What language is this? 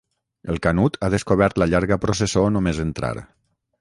Catalan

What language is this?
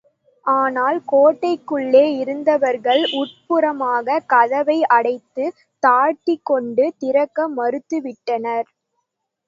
Tamil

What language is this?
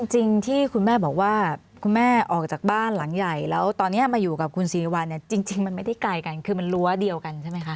Thai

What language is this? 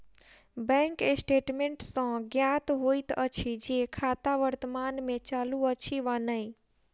Maithili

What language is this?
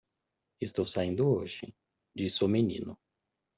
Portuguese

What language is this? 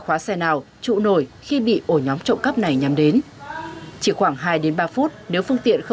Vietnamese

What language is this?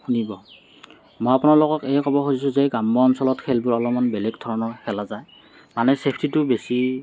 Assamese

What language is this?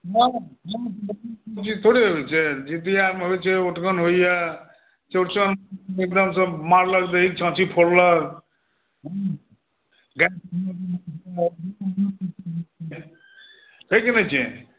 Maithili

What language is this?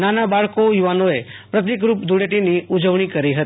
Gujarati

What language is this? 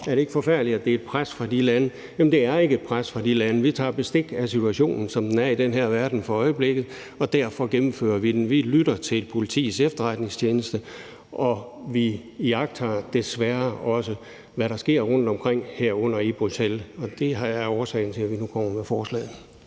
Danish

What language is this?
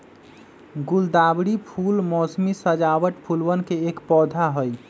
Magahi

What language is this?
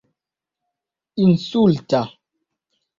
Esperanto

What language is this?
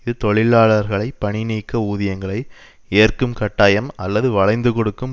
Tamil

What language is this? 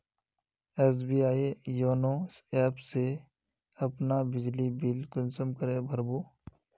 Magahi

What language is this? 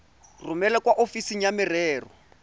Tswana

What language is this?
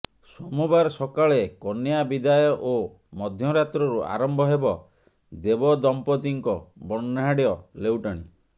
Odia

